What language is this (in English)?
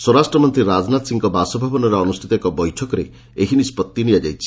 Odia